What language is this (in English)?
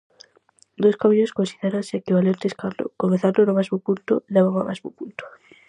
Galician